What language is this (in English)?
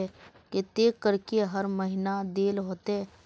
Magahi